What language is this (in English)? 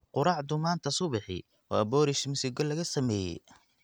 Somali